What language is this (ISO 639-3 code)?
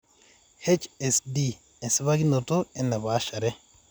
mas